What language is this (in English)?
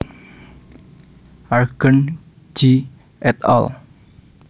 Javanese